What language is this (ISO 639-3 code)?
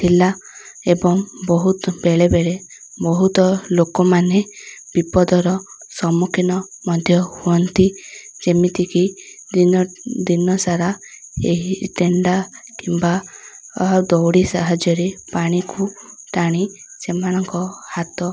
ori